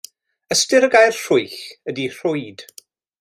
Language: Welsh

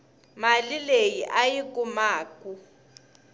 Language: Tsonga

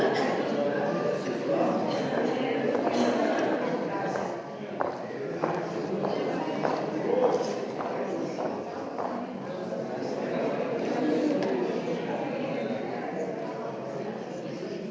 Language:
Slovenian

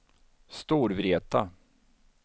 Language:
Swedish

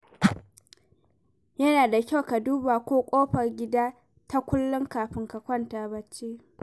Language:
Hausa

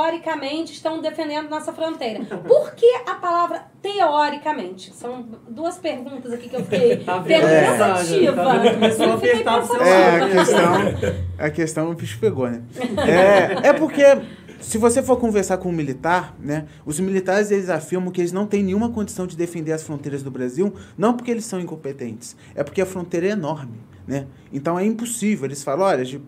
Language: Portuguese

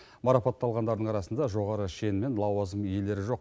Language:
Kazakh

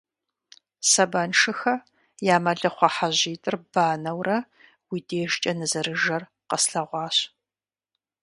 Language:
Kabardian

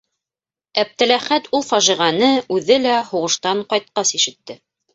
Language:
Bashkir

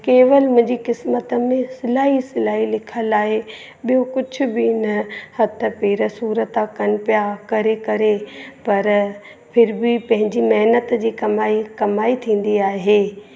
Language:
Sindhi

